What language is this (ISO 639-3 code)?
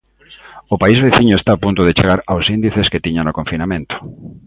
glg